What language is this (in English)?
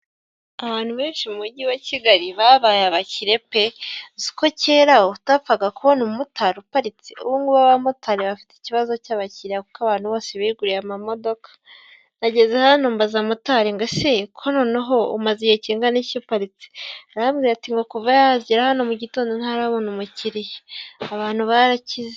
Kinyarwanda